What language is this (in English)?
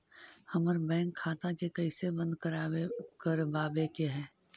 Magahi